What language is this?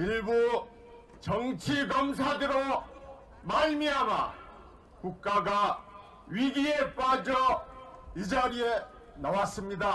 Korean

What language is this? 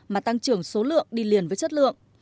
Vietnamese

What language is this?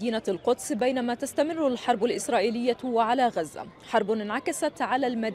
Arabic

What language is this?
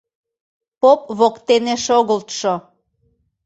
Mari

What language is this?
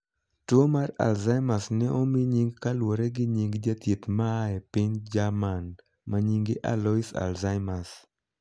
Luo (Kenya and Tanzania)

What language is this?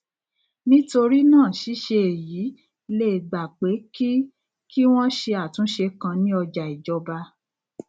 Yoruba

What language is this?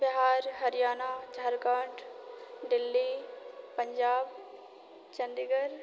Maithili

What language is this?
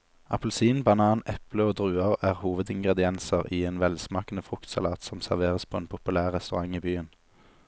Norwegian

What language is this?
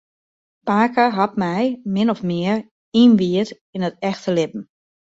Western Frisian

